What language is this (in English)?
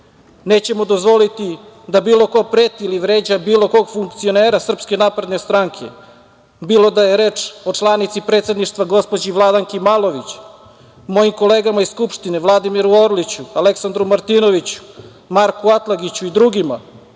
Serbian